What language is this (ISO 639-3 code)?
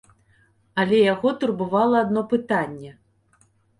bel